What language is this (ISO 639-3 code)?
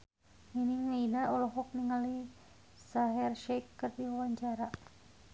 sun